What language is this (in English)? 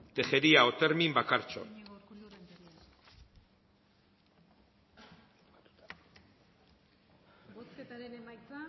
Basque